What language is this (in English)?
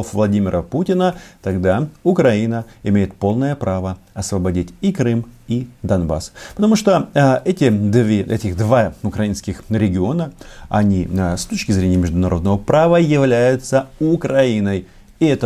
Russian